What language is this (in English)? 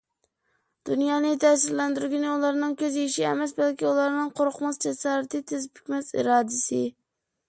Uyghur